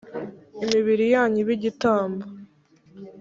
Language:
Kinyarwanda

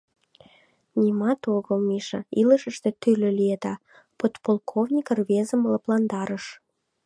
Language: Mari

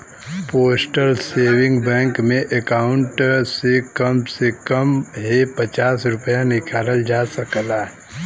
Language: Bhojpuri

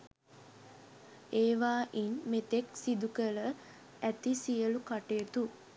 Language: Sinhala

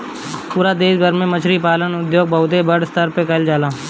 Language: Bhojpuri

